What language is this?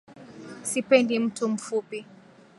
Swahili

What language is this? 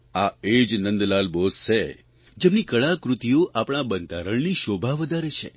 Gujarati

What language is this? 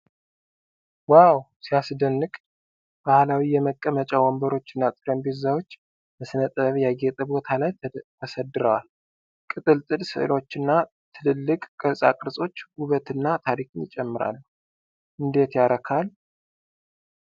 Amharic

